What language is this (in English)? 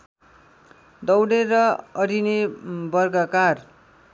Nepali